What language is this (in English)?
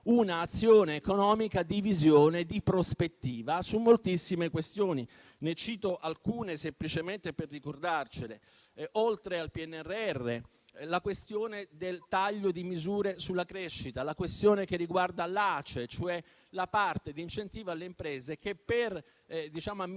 Italian